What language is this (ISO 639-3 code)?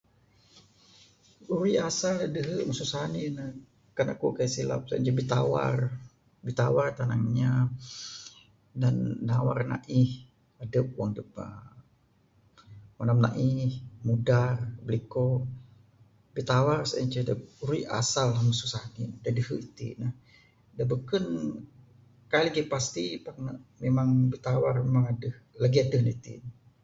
sdo